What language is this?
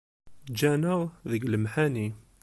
Kabyle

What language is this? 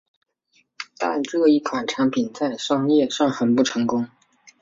Chinese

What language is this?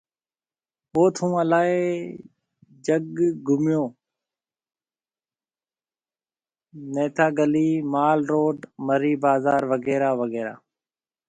Marwari (Pakistan)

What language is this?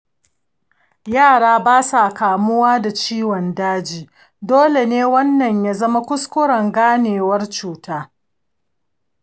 Hausa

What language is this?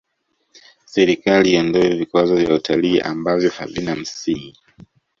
Swahili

